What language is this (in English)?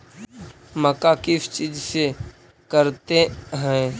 Magahi